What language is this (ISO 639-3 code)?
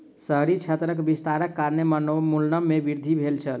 mai